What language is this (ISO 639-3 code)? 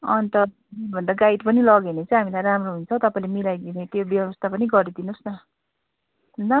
nep